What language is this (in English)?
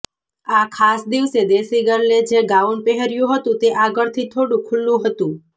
Gujarati